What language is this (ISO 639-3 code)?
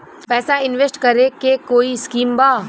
bho